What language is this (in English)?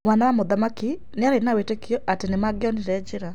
Kikuyu